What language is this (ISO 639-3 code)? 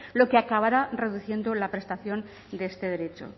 spa